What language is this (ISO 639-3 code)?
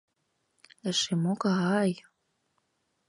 chm